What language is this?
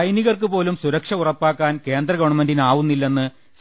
Malayalam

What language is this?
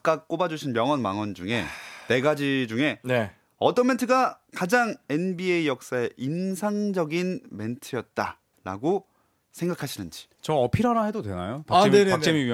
Korean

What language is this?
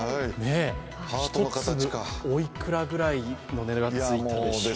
Japanese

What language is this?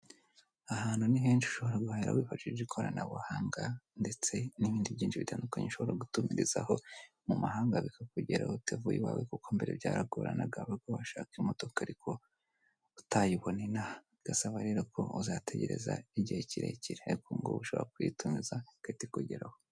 Kinyarwanda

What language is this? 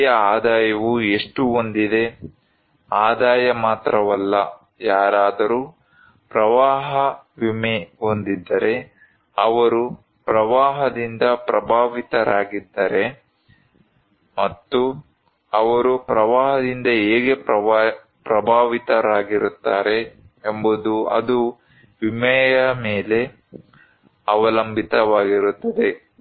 Kannada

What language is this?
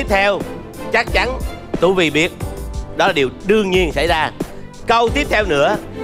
Vietnamese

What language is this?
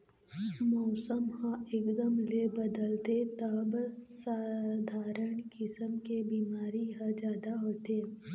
Chhattisgarhi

